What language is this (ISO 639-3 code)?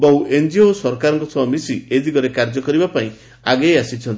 ori